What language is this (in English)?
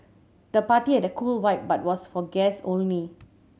English